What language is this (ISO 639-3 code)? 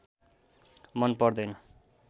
nep